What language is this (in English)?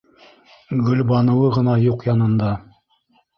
Bashkir